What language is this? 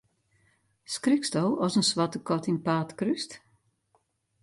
Western Frisian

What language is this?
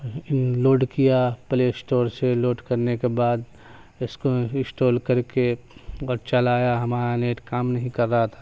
Urdu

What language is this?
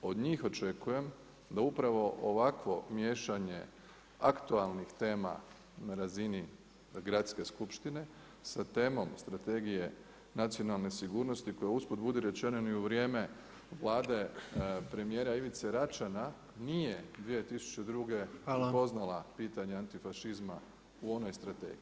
Croatian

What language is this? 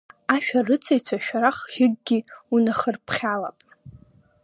Abkhazian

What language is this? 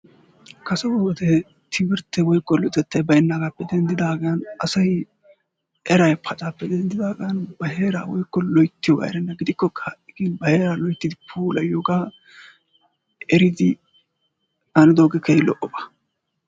Wolaytta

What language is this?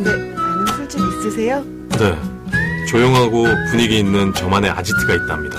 Korean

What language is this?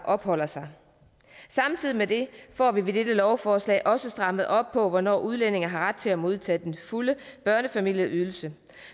Danish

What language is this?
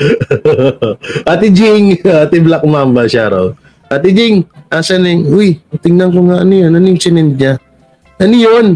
Filipino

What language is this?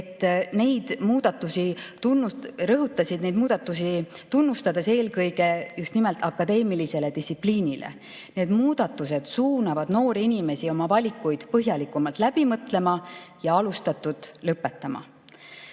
Estonian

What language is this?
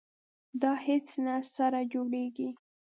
Pashto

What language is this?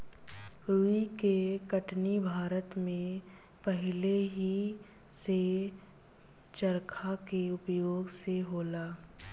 Bhojpuri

